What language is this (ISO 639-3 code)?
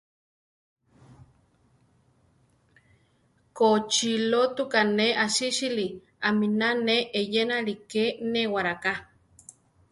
tar